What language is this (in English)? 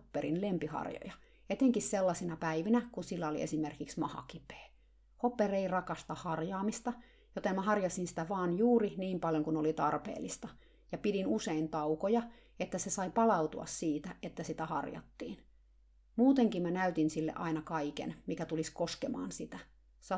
Finnish